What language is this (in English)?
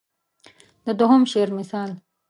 Pashto